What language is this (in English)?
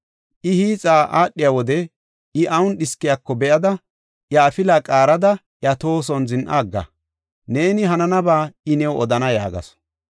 Gofa